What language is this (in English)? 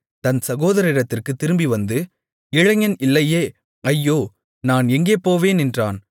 Tamil